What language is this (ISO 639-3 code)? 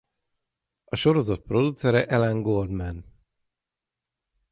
hun